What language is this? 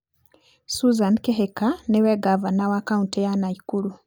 Kikuyu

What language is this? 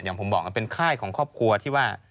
Thai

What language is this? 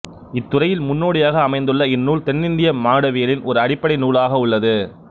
Tamil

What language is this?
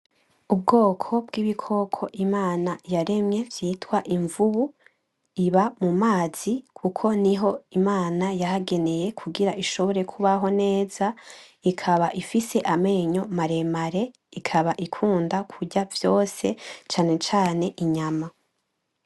Rundi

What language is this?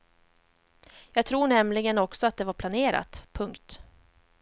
Swedish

